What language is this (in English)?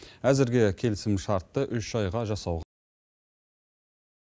Kazakh